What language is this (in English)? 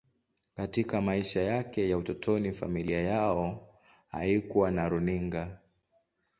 Swahili